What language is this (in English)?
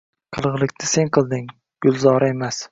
Uzbek